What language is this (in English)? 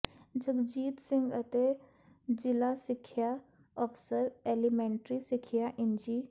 Punjabi